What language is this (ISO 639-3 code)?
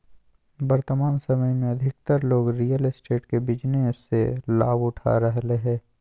mag